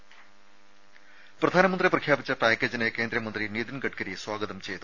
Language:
Malayalam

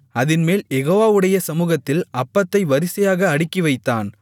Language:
Tamil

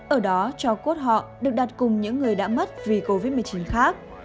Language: Vietnamese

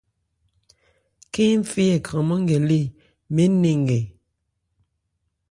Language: Ebrié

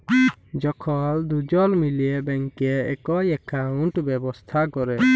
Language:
Bangla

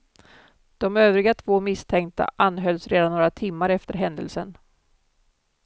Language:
Swedish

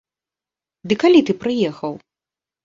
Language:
Belarusian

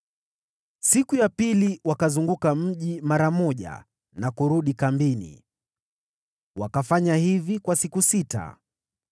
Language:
Swahili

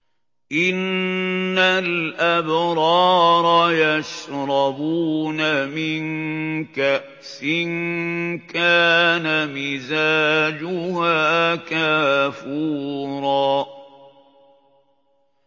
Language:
Arabic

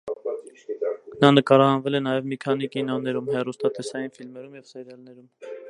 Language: Armenian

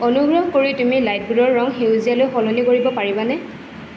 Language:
Assamese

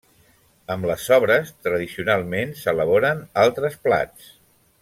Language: Catalan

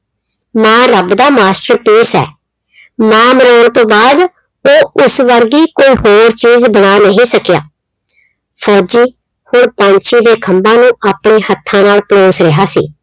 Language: Punjabi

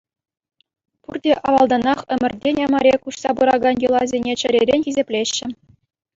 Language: Chuvash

